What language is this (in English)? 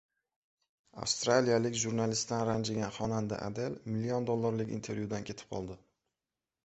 Uzbek